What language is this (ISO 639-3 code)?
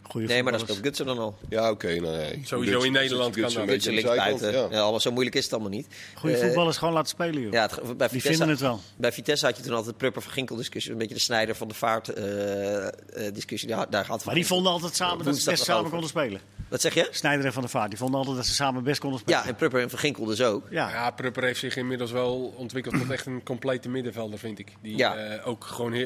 nld